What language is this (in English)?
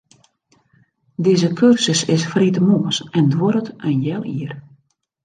Western Frisian